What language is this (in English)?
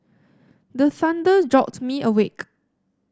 English